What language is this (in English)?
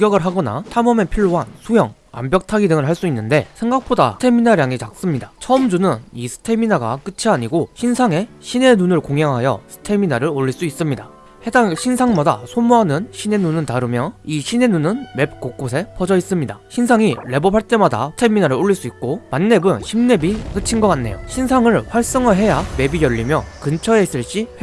Korean